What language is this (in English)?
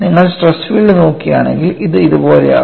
Malayalam